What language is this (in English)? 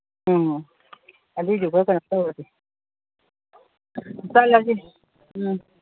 Manipuri